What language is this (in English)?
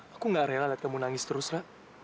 Indonesian